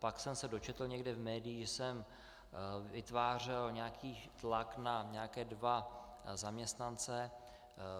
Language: Czech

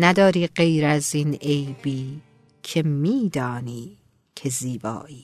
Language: Persian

